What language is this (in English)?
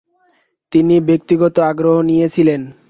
Bangla